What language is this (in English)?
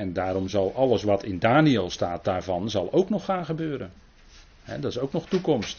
Dutch